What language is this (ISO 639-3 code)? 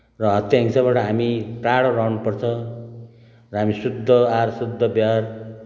nep